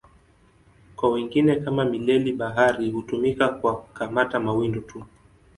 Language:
Swahili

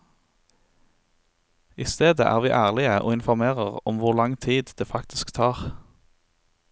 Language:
Norwegian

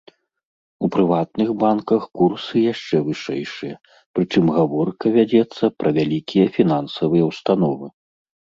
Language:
Belarusian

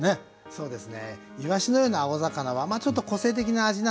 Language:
Japanese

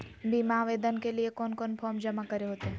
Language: Magahi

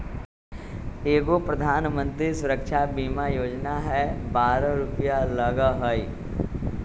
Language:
Magahi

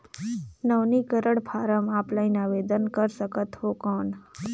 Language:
Chhattisgarhi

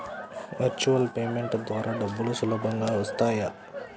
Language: Telugu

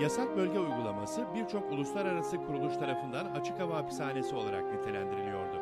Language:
Turkish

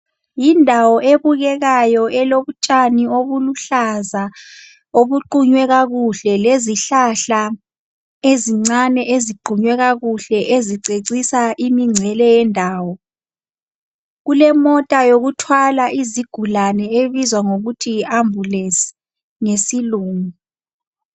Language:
North Ndebele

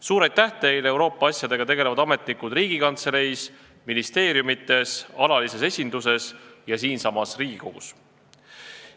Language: Estonian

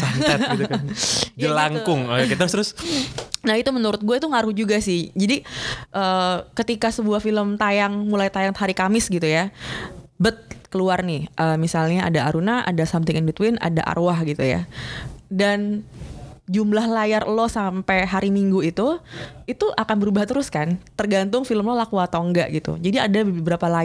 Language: Indonesian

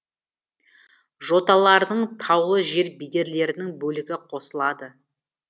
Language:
Kazakh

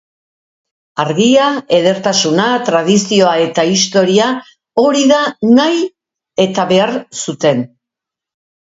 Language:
Basque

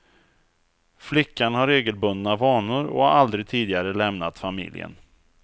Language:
Swedish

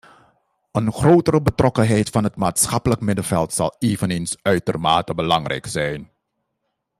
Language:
Dutch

